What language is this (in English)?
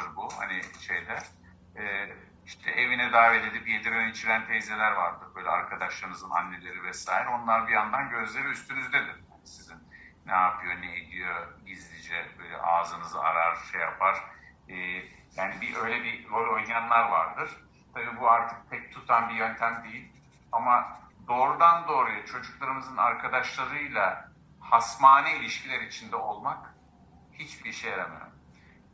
Turkish